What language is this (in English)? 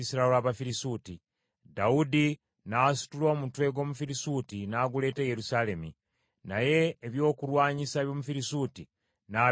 Ganda